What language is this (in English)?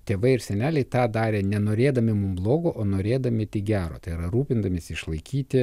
Lithuanian